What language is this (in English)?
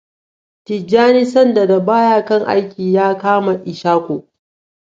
Hausa